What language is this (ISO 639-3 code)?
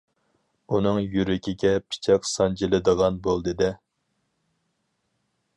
uig